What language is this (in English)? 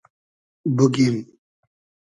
Hazaragi